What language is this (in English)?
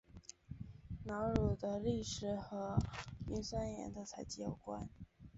Chinese